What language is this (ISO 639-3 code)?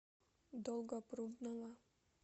rus